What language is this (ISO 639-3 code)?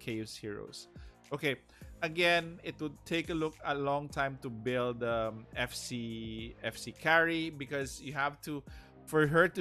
eng